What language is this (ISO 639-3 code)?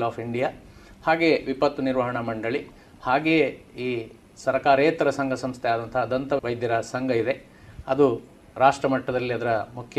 kan